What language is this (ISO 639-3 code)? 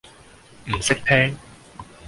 yue